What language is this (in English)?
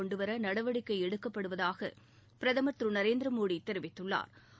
Tamil